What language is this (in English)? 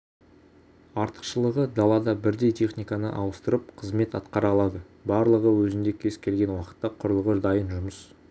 Kazakh